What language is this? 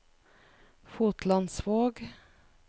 Norwegian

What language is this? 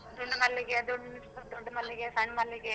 Kannada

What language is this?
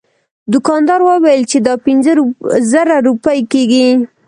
Pashto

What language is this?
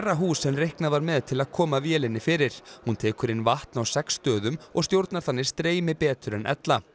Icelandic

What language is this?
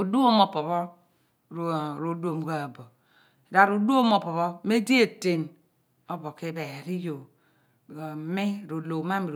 Abua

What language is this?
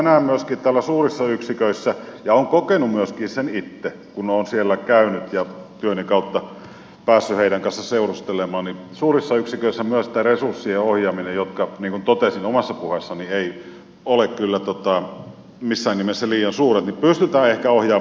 Finnish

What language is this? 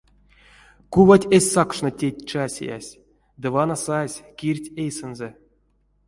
Erzya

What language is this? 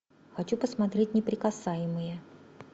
Russian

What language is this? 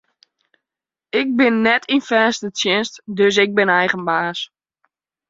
Western Frisian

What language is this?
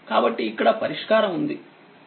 Telugu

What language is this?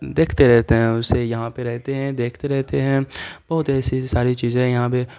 Urdu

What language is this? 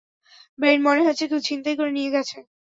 Bangla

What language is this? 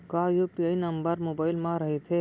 Chhattisgarhi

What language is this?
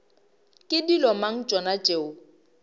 Northern Sotho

